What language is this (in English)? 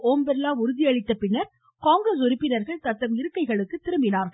Tamil